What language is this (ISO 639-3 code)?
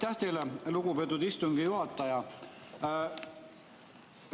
est